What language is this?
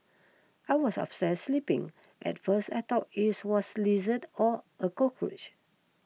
English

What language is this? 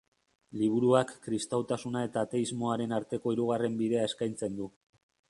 Basque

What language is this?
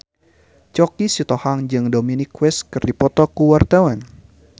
Sundanese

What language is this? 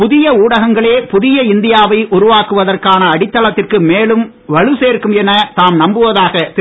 Tamil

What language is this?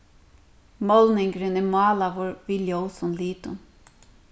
Faroese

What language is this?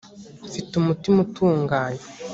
Kinyarwanda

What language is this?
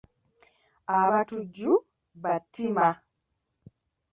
Ganda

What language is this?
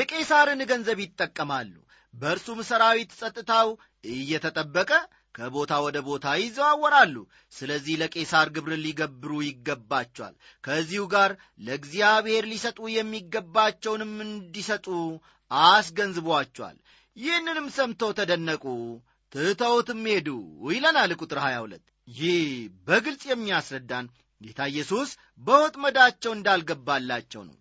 Amharic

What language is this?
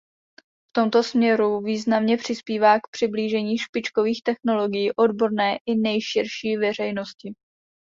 Czech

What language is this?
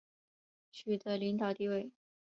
Chinese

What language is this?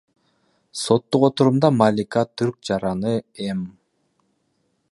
Kyrgyz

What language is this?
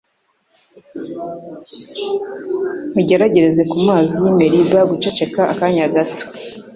Kinyarwanda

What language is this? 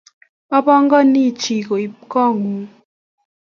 Kalenjin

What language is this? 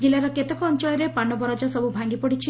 Odia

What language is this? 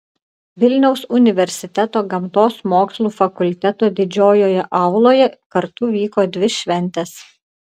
Lithuanian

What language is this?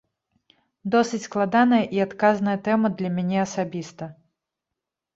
Belarusian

